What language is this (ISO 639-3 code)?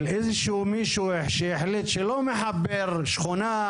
heb